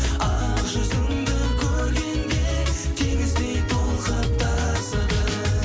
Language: Kazakh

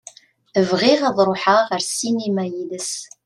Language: Kabyle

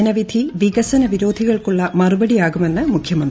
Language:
Malayalam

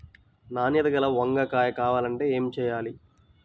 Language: Telugu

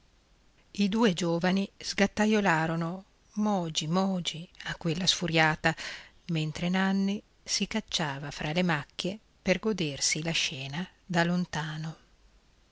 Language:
Italian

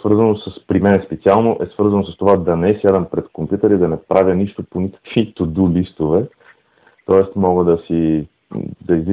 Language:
Bulgarian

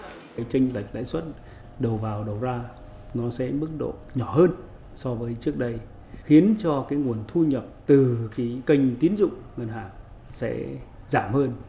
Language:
Vietnamese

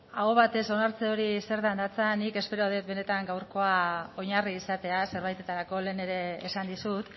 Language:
Basque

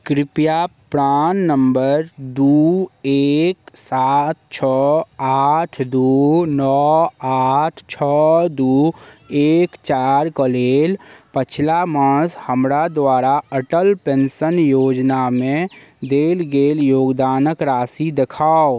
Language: Maithili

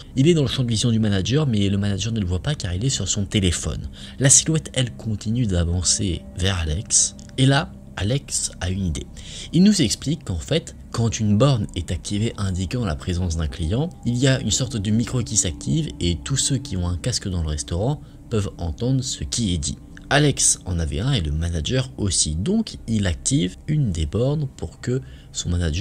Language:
French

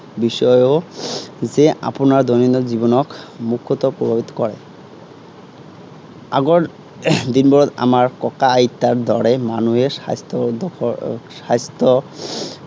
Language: Assamese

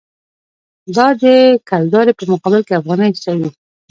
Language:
Pashto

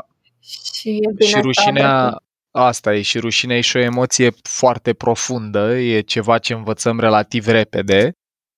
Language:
Romanian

